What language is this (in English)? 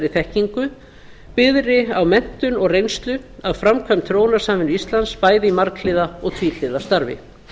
Icelandic